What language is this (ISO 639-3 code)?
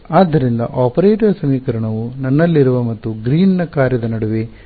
kan